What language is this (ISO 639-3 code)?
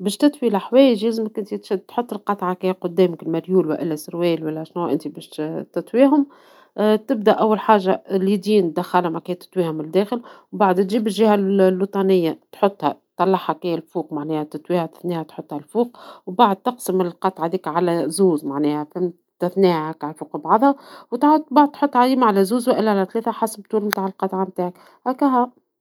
aeb